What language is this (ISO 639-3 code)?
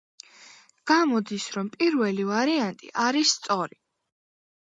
kat